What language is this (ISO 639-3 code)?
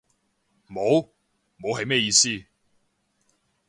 yue